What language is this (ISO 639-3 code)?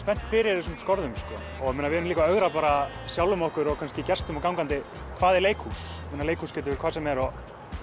isl